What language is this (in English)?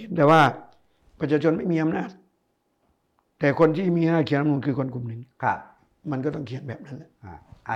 Thai